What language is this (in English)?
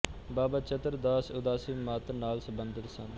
Punjabi